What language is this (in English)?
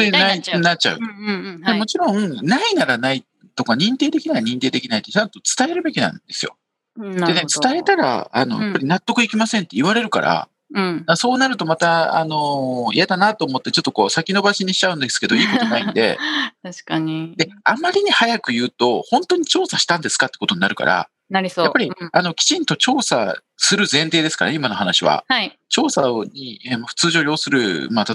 Japanese